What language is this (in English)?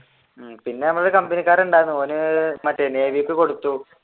Malayalam